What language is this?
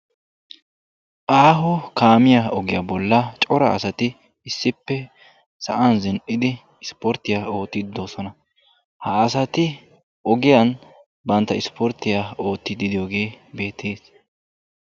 Wolaytta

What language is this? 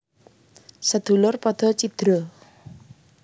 Javanese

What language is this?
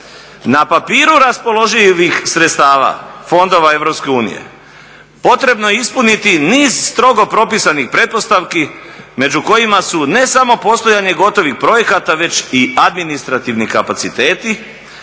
Croatian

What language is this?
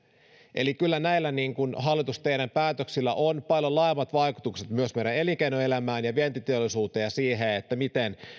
Finnish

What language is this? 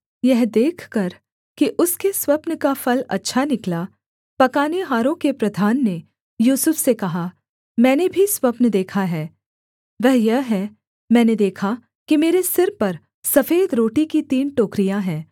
Hindi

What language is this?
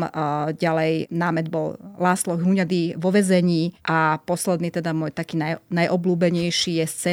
Slovak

